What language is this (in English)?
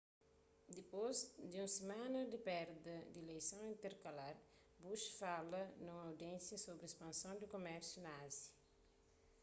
Kabuverdianu